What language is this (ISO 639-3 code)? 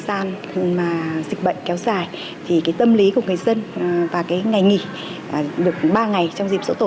vie